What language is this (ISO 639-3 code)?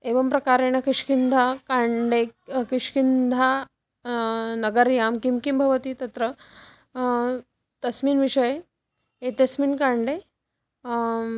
san